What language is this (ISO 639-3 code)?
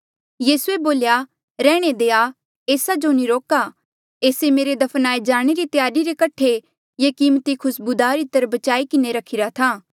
mjl